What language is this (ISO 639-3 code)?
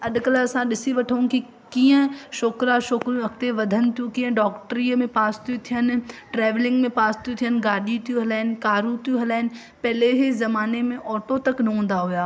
snd